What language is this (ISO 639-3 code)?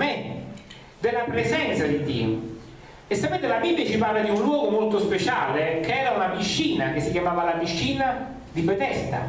ita